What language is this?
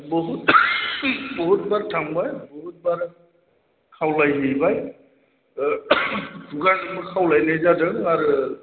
Bodo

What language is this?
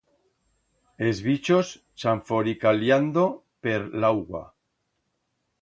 Aragonese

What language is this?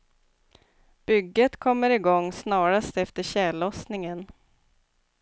Swedish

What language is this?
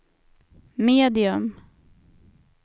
Swedish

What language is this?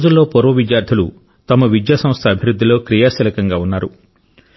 Telugu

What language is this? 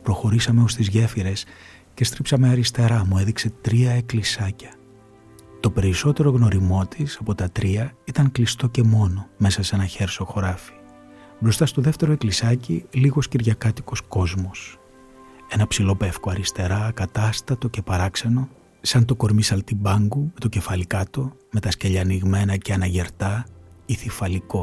Greek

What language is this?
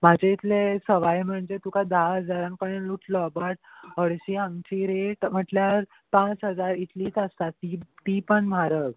Konkani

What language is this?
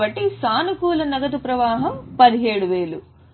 Telugu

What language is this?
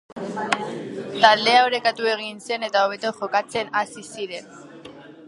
Basque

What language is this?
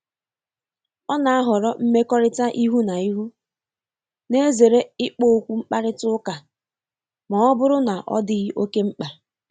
Igbo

